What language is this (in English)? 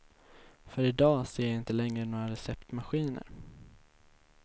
Swedish